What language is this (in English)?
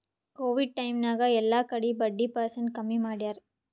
Kannada